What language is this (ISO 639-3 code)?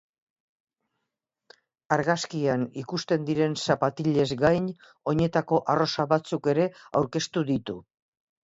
eus